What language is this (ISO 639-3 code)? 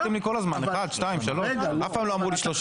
heb